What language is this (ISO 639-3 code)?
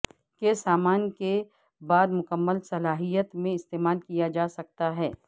urd